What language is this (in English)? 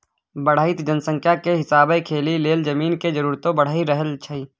Maithili